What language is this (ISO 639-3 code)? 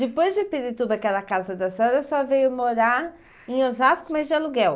por